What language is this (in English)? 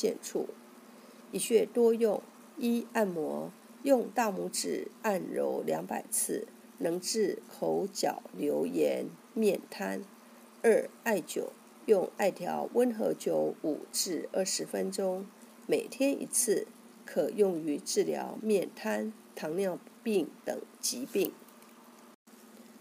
Chinese